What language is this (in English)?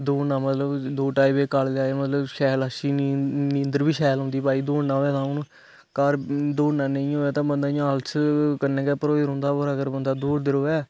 Dogri